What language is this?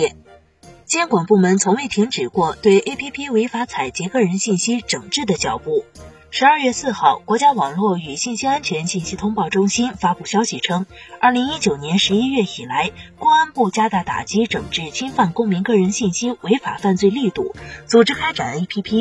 Chinese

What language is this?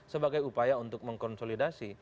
Indonesian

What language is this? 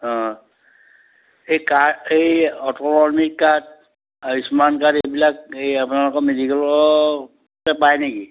Assamese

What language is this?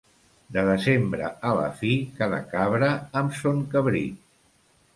Catalan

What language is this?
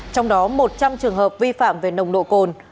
Vietnamese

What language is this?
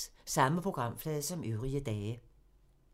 Danish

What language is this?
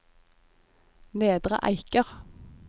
Norwegian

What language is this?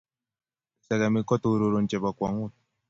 Kalenjin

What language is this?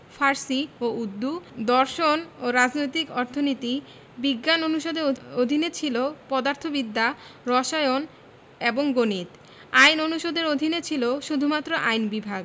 Bangla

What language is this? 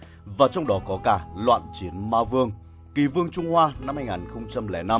Vietnamese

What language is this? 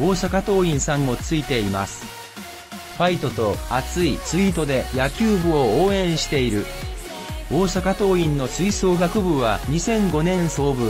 Japanese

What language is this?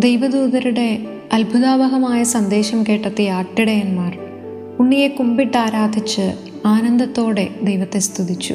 Malayalam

